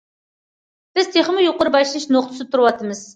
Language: Uyghur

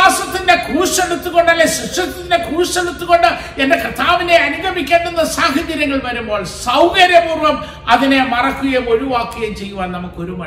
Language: Malayalam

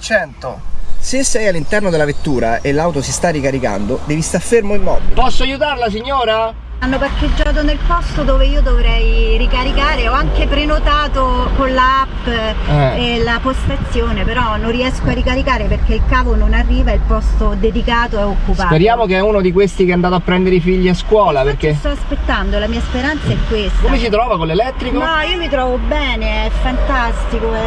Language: Italian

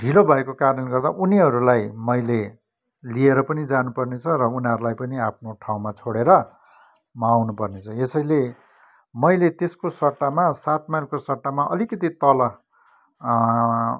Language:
Nepali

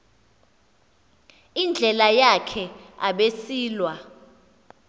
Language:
Xhosa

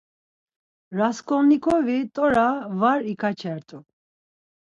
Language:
Laz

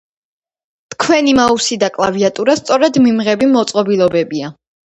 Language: Georgian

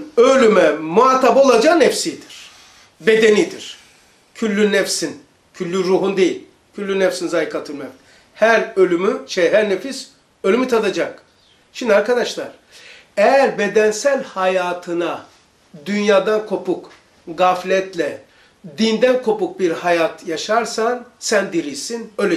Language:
Turkish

